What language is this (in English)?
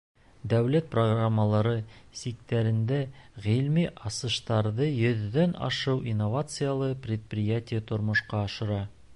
Bashkir